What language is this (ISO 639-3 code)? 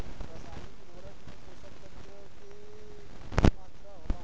bho